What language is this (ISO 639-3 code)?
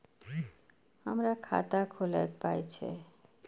mai